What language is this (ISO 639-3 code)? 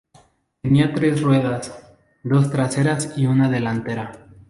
spa